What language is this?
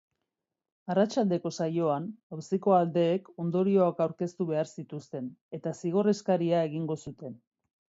Basque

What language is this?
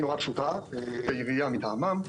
Hebrew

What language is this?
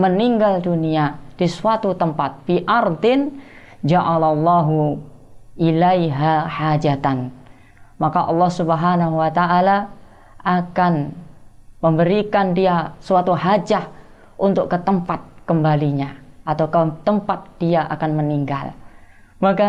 Indonesian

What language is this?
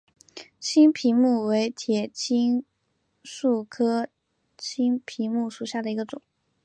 Chinese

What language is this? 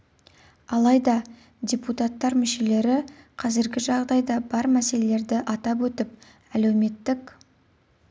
Kazakh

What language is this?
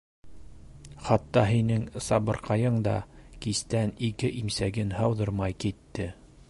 Bashkir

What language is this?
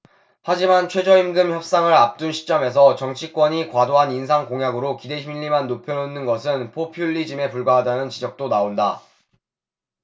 Korean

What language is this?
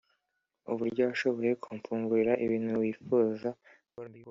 Kinyarwanda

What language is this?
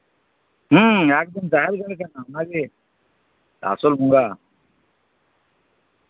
Santali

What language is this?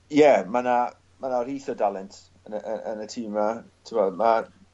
Welsh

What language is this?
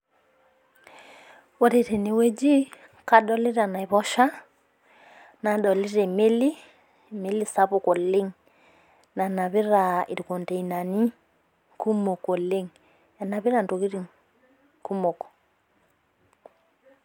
Masai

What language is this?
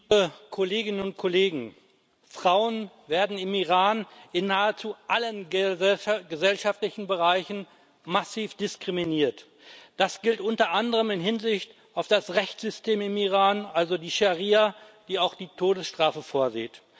German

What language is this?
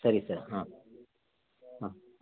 Kannada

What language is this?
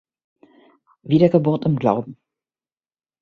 German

